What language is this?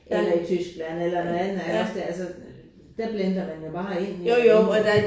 Danish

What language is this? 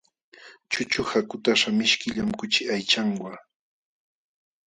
Jauja Wanca Quechua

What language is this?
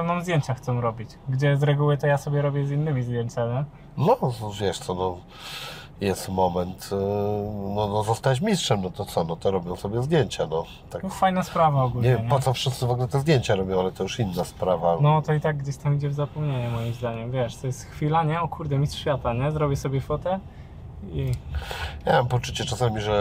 Polish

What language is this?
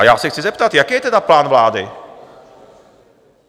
Czech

